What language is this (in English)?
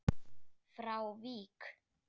Icelandic